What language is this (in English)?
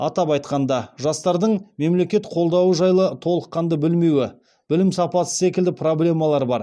Kazakh